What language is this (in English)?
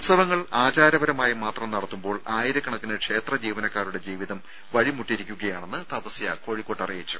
Malayalam